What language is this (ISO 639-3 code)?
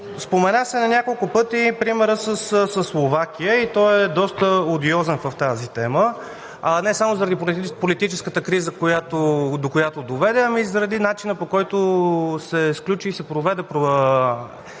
bul